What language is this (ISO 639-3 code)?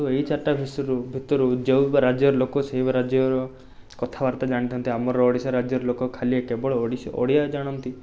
ori